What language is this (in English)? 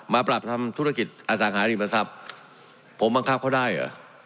Thai